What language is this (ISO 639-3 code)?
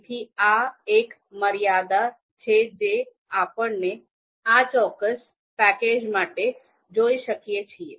guj